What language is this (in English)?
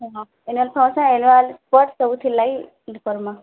Odia